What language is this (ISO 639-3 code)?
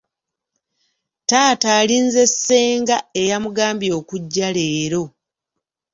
lug